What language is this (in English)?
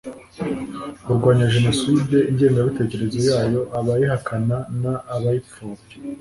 Kinyarwanda